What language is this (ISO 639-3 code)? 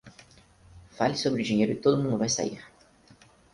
por